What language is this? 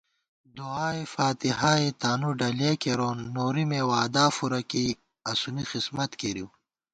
Gawar-Bati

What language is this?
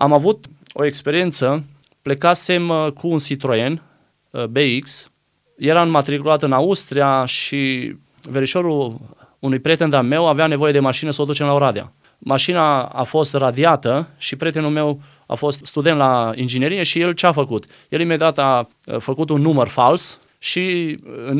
Romanian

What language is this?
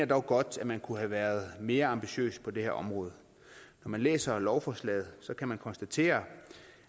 Danish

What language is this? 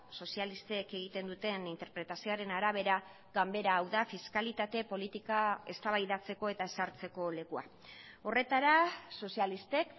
Basque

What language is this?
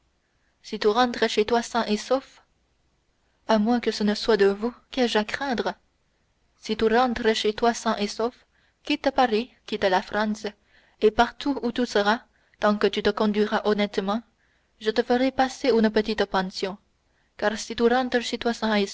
French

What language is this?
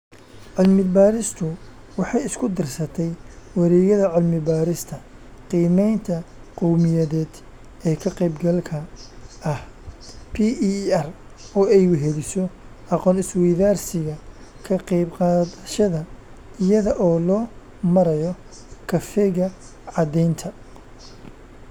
Somali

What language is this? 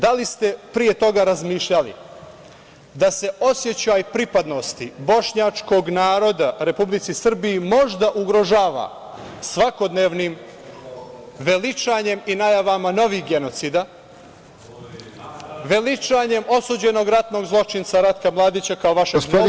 Serbian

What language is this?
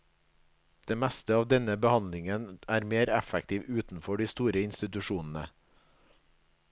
Norwegian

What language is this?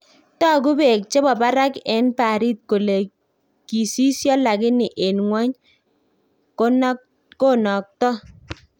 Kalenjin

